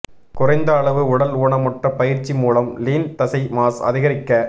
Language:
Tamil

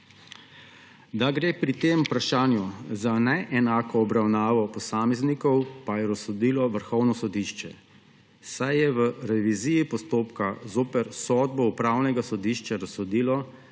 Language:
Slovenian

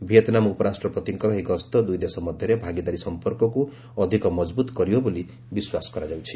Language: Odia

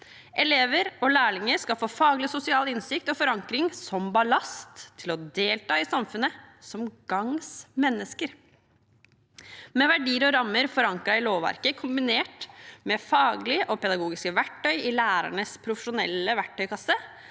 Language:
Norwegian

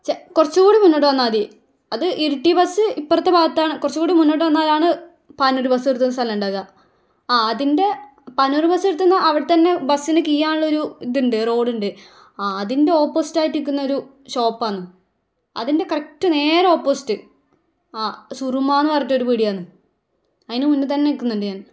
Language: Malayalam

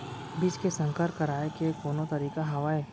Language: Chhattisgarhi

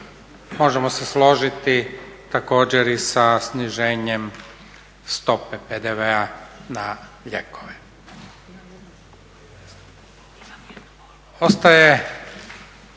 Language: Croatian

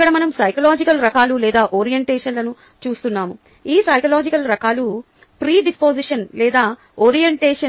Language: Telugu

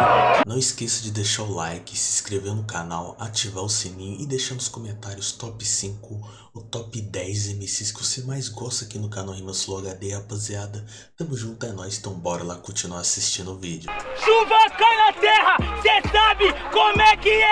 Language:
Portuguese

